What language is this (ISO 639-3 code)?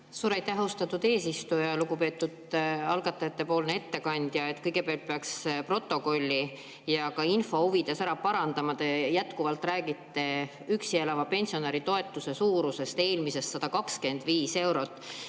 est